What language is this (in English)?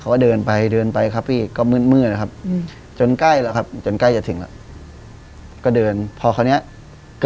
Thai